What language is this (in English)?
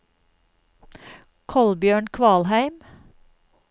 Norwegian